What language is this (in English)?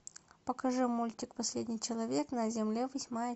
Russian